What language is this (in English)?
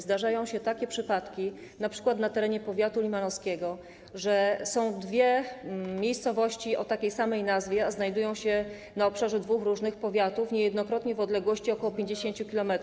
Polish